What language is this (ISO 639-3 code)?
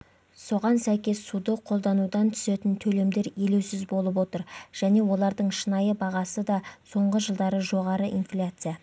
kaz